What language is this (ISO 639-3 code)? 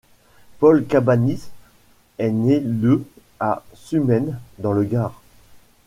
fra